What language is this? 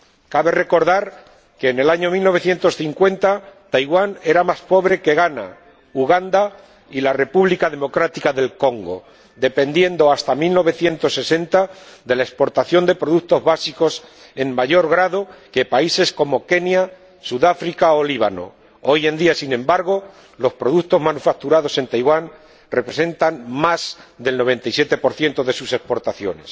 Spanish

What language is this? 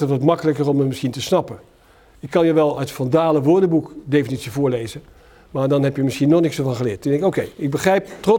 Dutch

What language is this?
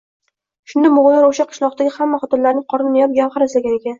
Uzbek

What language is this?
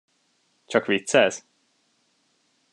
Hungarian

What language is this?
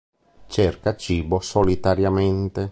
Italian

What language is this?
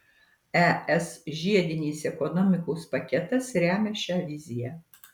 Lithuanian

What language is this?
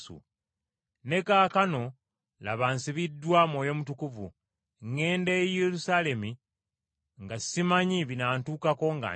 Ganda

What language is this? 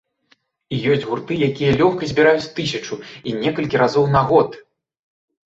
Belarusian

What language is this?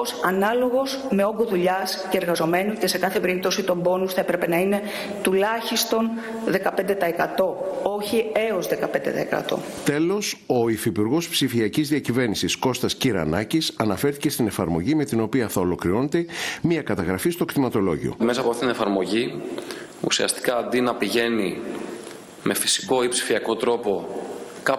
Greek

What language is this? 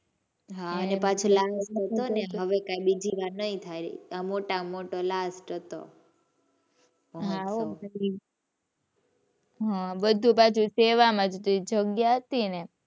Gujarati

